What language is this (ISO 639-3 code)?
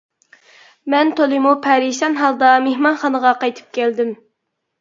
uig